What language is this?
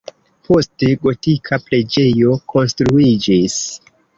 Esperanto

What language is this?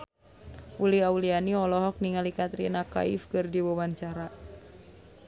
Sundanese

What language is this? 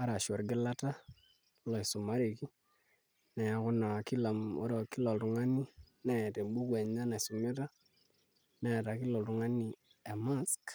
Masai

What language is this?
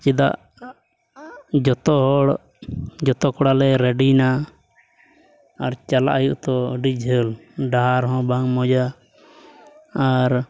Santali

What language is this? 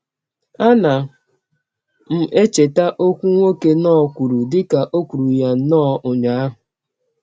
Igbo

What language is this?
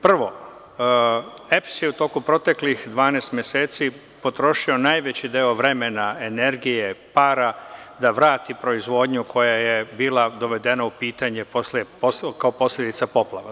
Serbian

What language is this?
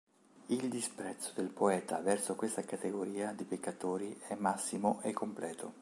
Italian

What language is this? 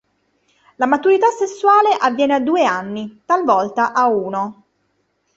Italian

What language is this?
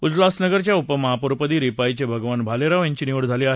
Marathi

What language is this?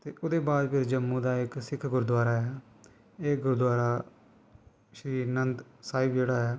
Dogri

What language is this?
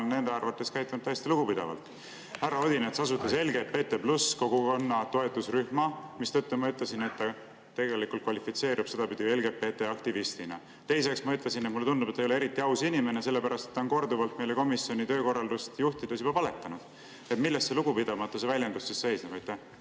Estonian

